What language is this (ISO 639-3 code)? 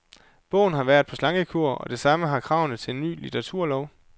dan